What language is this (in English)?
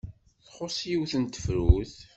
Kabyle